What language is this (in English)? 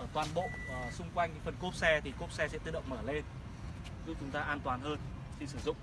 Vietnamese